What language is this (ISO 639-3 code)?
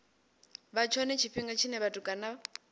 ven